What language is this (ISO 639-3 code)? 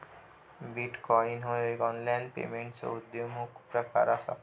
mar